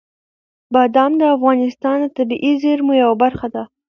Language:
Pashto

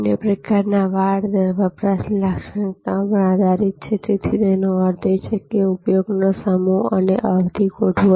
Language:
Gujarati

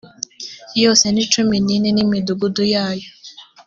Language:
Kinyarwanda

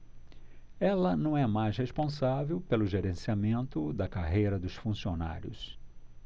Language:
Portuguese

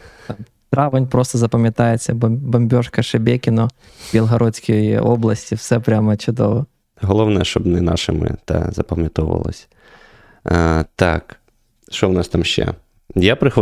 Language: Ukrainian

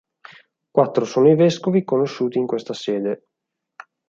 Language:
Italian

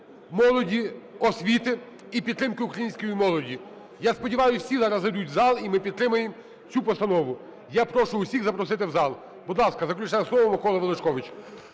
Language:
Ukrainian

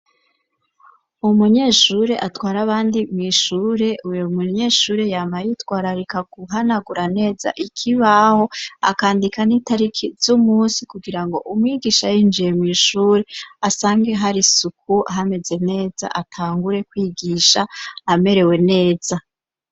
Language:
Rundi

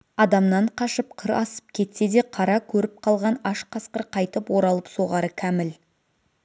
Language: Kazakh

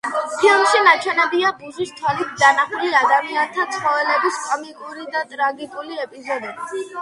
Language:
Georgian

